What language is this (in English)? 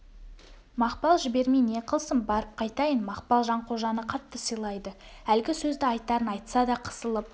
Kazakh